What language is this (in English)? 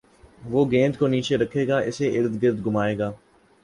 Urdu